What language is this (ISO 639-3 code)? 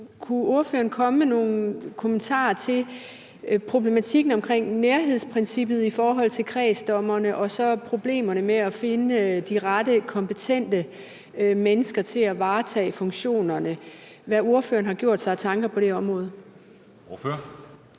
dan